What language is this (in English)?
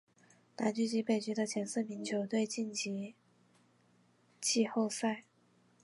Chinese